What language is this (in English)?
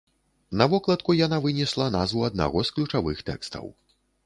Belarusian